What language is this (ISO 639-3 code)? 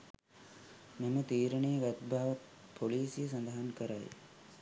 sin